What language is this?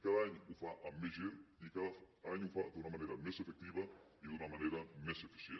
Catalan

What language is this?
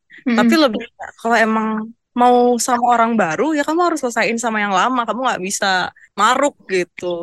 Indonesian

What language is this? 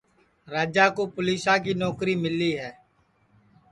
Sansi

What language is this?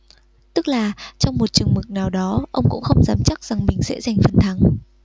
Vietnamese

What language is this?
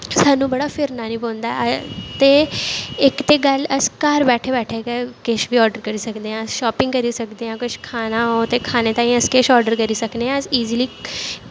Dogri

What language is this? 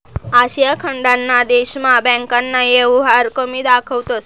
Marathi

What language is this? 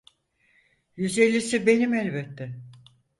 Turkish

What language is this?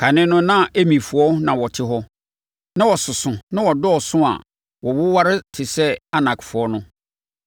Akan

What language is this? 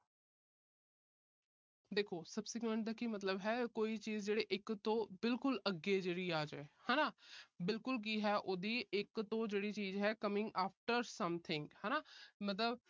Punjabi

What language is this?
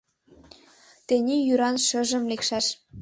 Mari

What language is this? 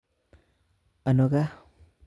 Kalenjin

